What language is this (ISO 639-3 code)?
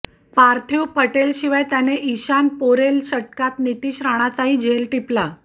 mar